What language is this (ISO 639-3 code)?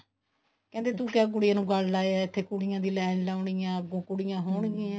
pan